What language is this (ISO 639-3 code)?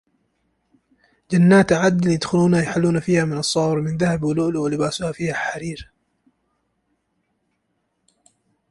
ara